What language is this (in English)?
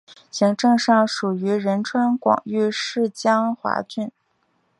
Chinese